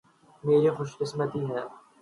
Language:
Urdu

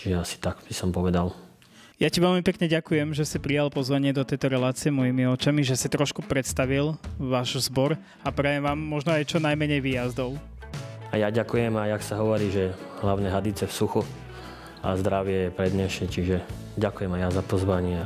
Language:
Slovak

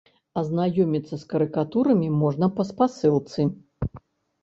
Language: Belarusian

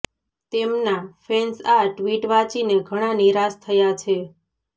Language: Gujarati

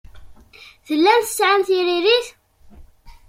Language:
Kabyle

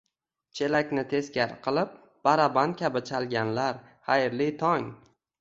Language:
Uzbek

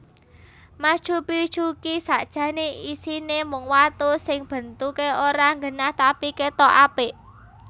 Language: Javanese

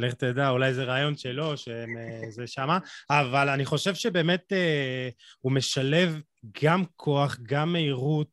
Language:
Hebrew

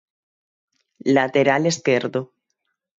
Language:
Galician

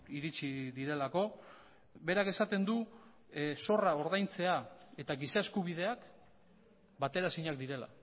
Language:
Basque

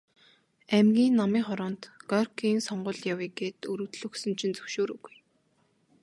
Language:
Mongolian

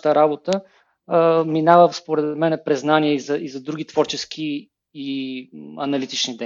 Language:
Bulgarian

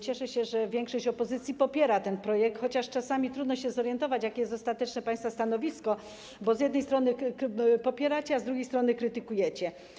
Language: Polish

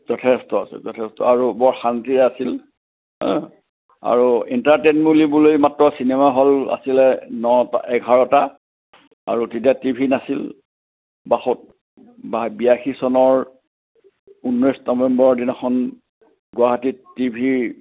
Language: Assamese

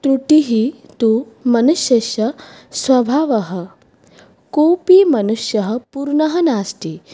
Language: Sanskrit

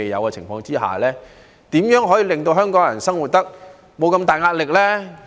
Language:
Cantonese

